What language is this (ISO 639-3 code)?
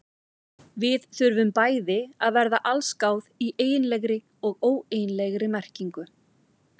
isl